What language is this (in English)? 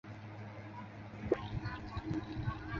Chinese